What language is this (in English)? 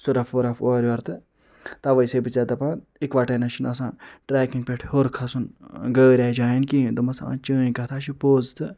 Kashmiri